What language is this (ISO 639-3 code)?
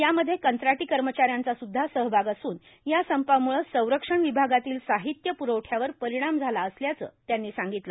mar